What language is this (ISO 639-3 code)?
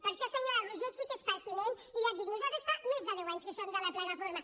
cat